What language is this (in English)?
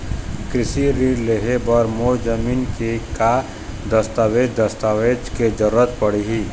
Chhattisgarhi